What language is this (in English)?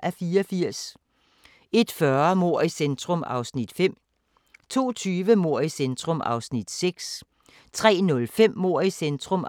Danish